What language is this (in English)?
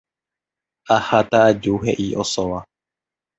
Guarani